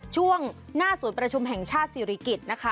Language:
Thai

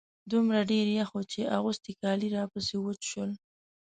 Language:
Pashto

